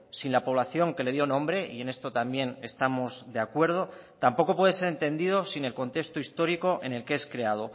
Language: Spanish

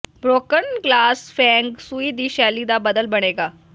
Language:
Punjabi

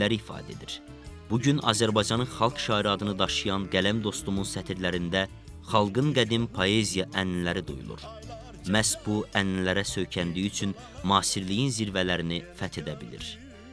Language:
Turkish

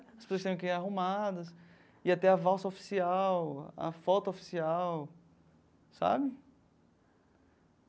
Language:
Portuguese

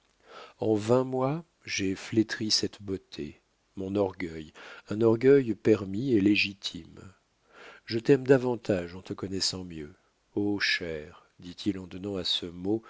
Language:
French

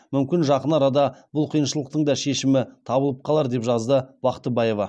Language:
Kazakh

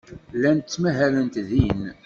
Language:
Kabyle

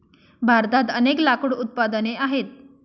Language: Marathi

